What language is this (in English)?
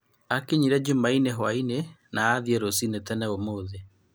Kikuyu